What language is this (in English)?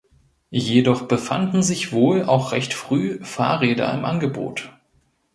German